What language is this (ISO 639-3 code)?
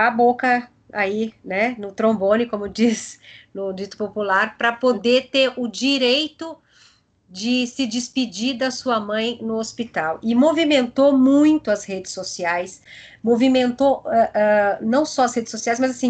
por